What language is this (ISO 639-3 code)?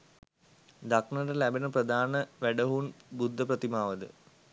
sin